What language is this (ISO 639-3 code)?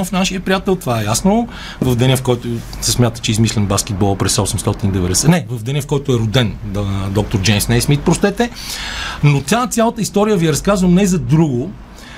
bul